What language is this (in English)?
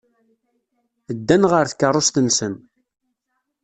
Kabyle